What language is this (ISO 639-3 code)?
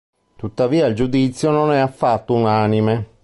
ita